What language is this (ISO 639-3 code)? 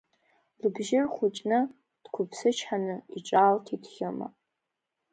abk